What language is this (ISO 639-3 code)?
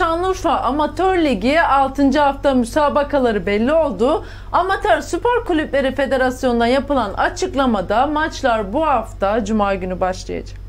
tur